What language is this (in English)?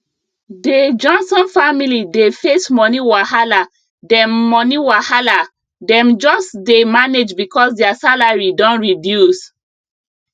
Nigerian Pidgin